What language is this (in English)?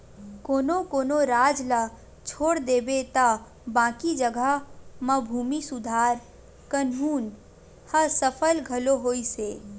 Chhattisgarhi